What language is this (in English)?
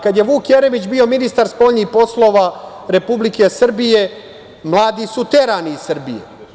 Serbian